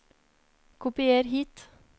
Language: Norwegian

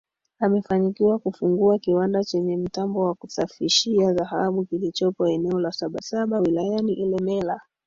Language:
Swahili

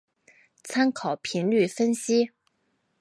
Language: Chinese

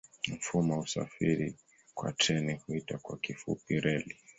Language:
Swahili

